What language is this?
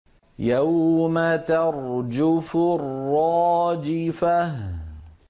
Arabic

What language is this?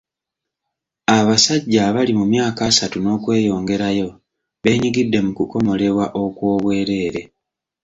Ganda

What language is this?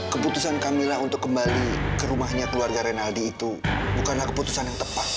Indonesian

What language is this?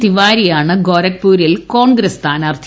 Malayalam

